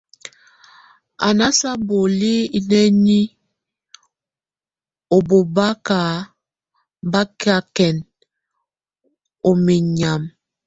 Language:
Tunen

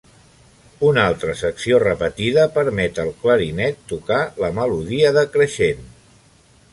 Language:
Catalan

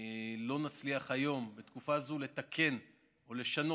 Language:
Hebrew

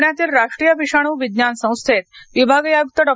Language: Marathi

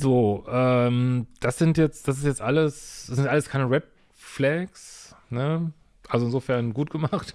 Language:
German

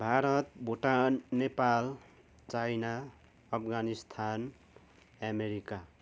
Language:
Nepali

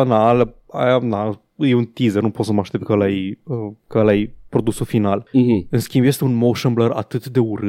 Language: Romanian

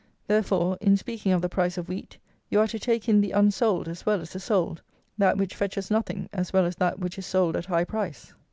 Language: English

